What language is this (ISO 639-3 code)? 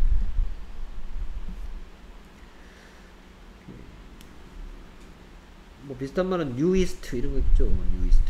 kor